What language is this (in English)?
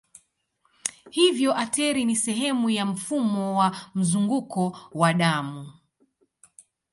Swahili